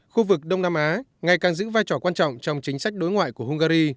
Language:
Vietnamese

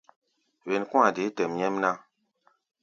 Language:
Gbaya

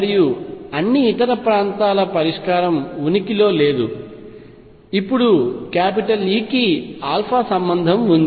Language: Telugu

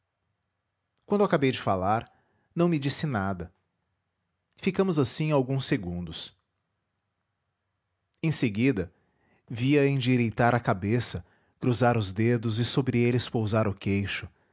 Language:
Portuguese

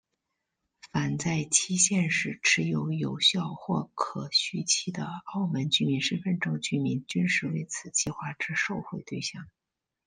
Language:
Chinese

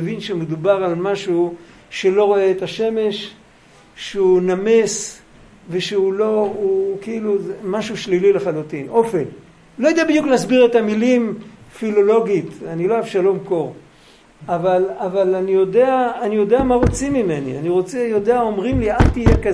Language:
Hebrew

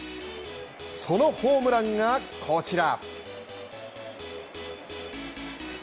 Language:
Japanese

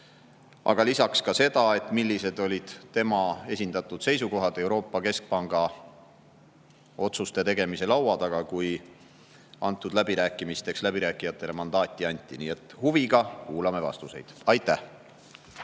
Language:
Estonian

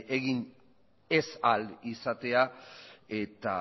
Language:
Basque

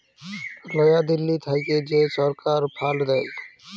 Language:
Bangla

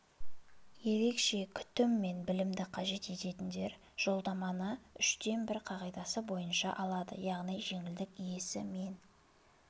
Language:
Kazakh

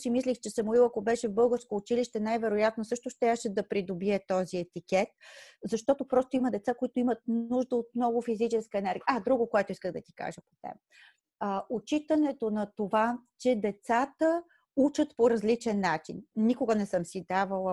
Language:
Bulgarian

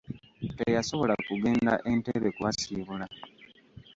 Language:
Ganda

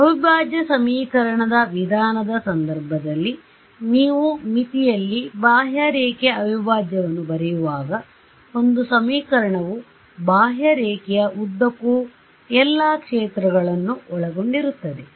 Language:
Kannada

